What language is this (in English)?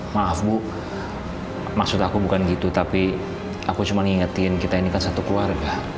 Indonesian